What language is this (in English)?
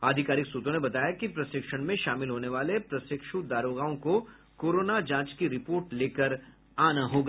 Hindi